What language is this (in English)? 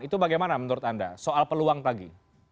Indonesian